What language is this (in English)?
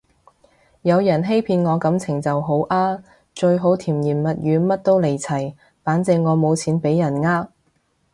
Cantonese